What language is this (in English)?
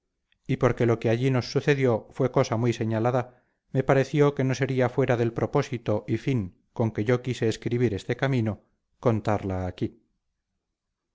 Spanish